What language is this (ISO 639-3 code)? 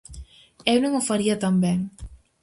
glg